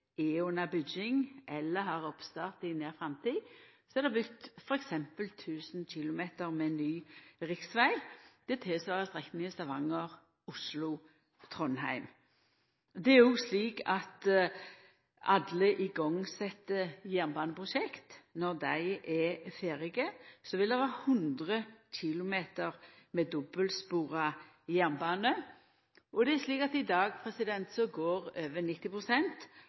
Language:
Norwegian Nynorsk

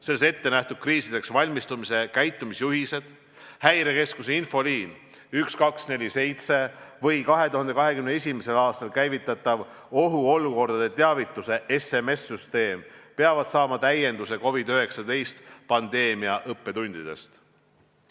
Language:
Estonian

